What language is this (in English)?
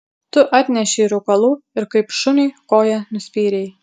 Lithuanian